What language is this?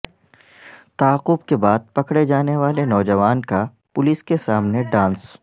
Urdu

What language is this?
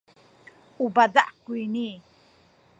Sakizaya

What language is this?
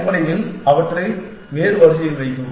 Tamil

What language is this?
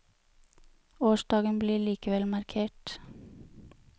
Norwegian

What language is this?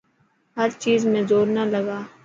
Dhatki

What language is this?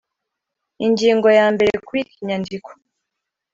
Kinyarwanda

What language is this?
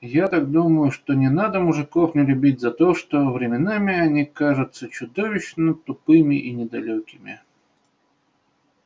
Russian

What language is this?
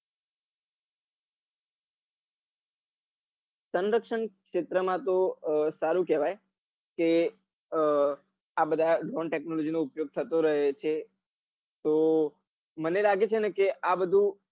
Gujarati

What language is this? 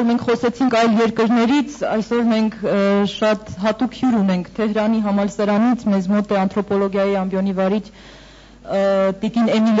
Turkish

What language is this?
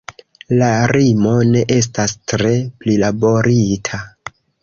Esperanto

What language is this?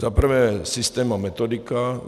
Czech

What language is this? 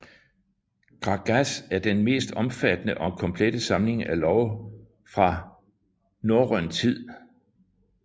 Danish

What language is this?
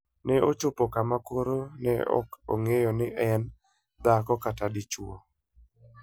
Luo (Kenya and Tanzania)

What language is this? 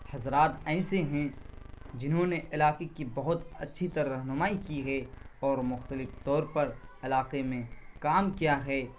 Urdu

